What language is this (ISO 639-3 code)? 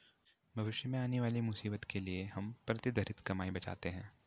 hin